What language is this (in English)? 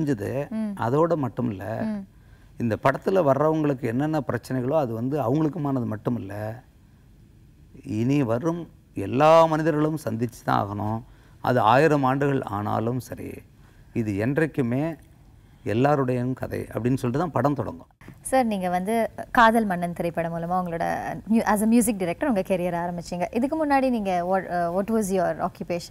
Korean